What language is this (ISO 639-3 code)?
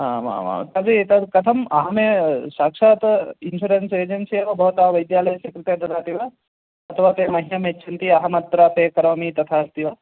san